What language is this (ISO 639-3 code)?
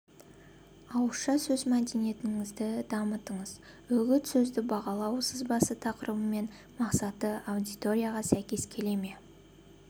kaz